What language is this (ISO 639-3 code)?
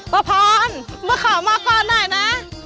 tha